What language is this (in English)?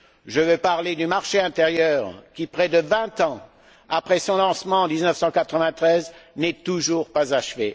French